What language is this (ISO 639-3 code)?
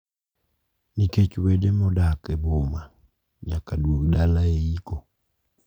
luo